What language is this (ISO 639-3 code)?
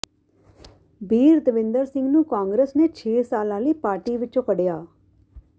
pan